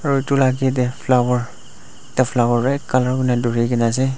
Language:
Naga Pidgin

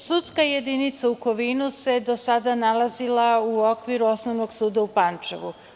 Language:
Serbian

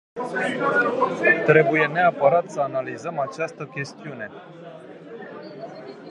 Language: Romanian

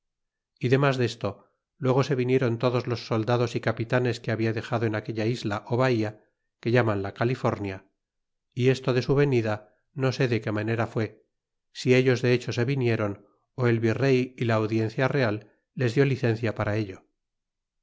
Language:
Spanish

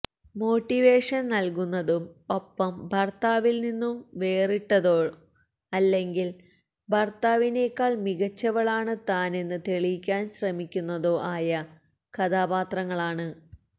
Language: Malayalam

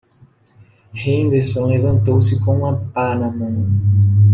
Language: Portuguese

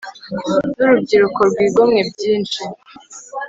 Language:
Kinyarwanda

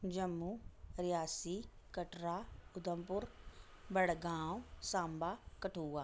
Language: Dogri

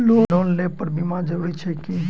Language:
Maithili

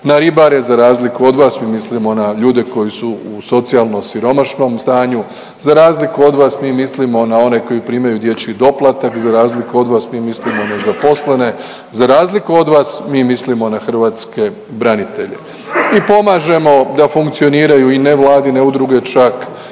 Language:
Croatian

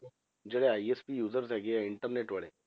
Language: Punjabi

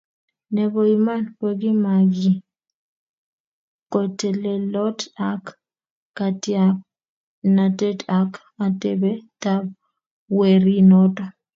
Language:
Kalenjin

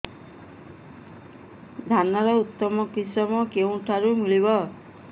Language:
Odia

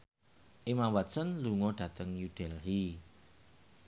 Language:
Javanese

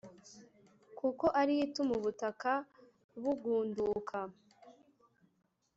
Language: Kinyarwanda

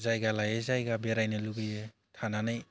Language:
Bodo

